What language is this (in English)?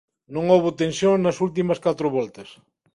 Galician